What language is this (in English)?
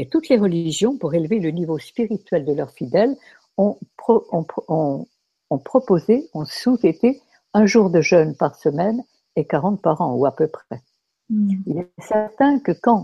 French